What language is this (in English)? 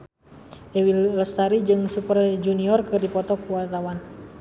Sundanese